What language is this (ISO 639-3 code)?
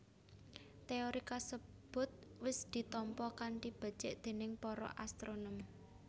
jav